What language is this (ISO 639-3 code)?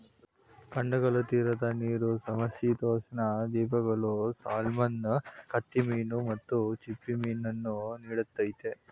kan